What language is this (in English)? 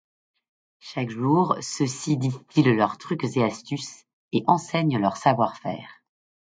French